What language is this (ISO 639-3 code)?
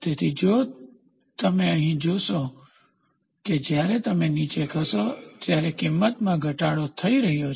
guj